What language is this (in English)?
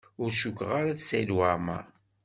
Kabyle